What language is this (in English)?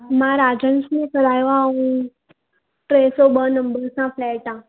Sindhi